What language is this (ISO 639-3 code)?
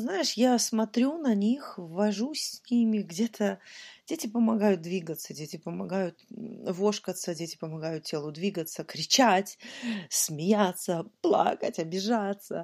rus